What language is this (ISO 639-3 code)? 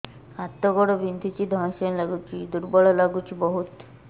ori